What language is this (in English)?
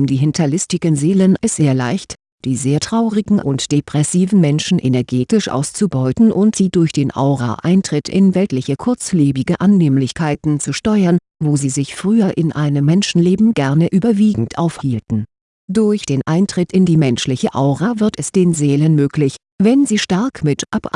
German